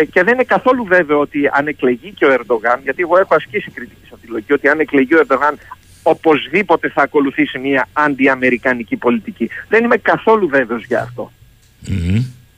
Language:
Greek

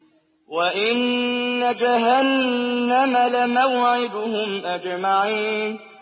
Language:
Arabic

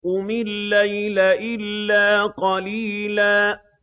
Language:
Arabic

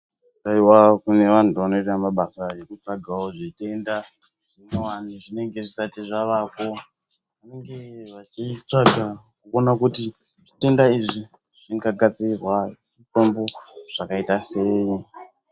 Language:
Ndau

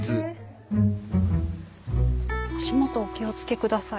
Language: Japanese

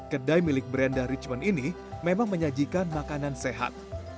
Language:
Indonesian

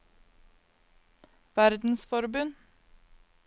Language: Norwegian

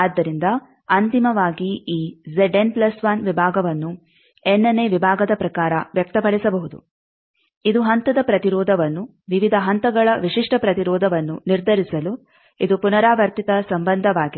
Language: Kannada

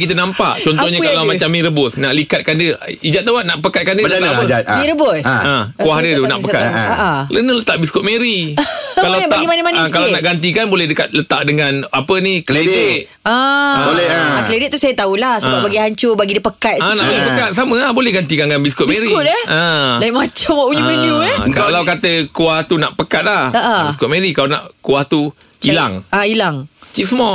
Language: Malay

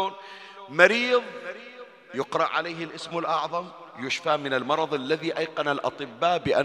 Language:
Arabic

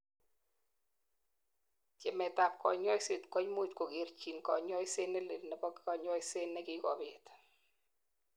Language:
Kalenjin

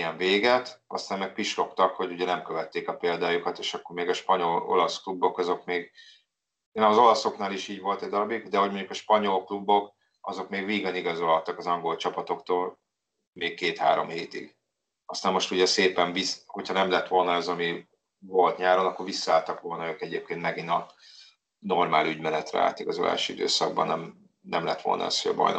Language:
Hungarian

